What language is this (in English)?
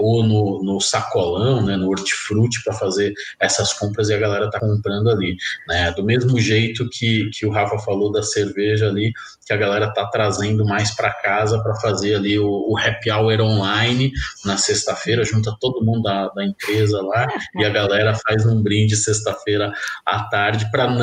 Portuguese